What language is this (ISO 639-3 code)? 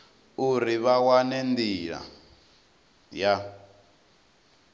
ven